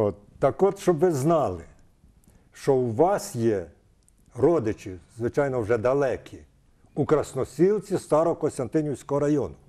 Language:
Ukrainian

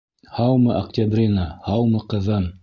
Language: Bashkir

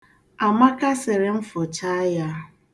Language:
Igbo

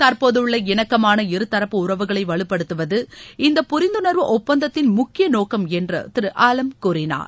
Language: Tamil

